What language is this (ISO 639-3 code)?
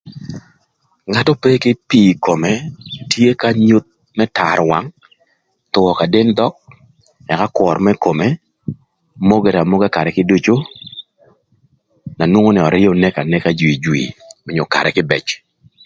lth